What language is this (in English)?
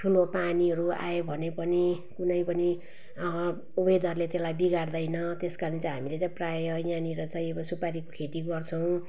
Nepali